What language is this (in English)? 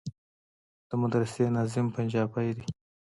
Pashto